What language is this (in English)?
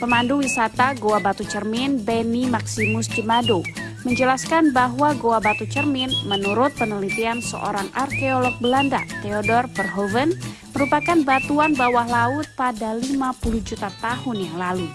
Indonesian